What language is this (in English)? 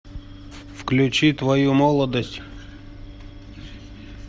Russian